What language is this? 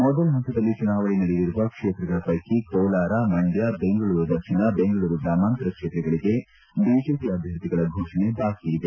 Kannada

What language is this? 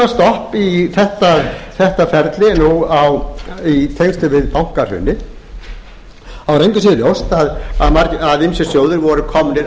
Icelandic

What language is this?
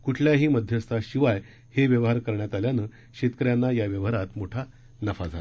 Marathi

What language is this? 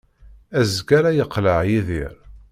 Kabyle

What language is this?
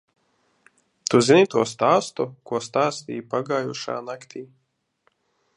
Latvian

